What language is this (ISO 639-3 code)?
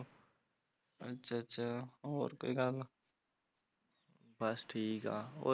pan